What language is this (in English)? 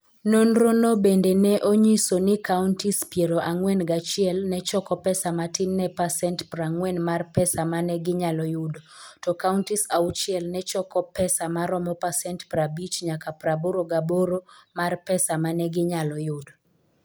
Luo (Kenya and Tanzania)